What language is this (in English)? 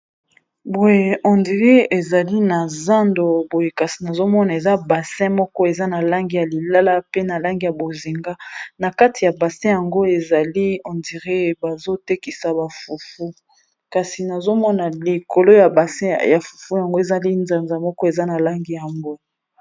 Lingala